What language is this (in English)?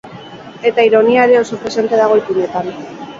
Basque